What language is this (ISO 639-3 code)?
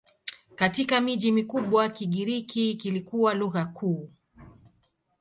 swa